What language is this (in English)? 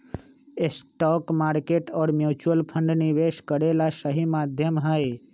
Magahi